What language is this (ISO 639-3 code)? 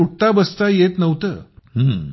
mar